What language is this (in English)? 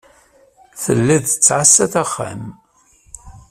Kabyle